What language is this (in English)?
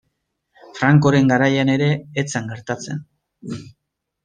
Basque